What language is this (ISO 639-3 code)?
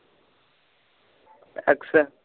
pan